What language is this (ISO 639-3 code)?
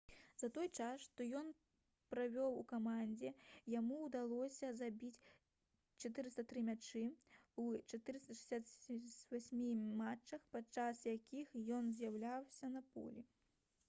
bel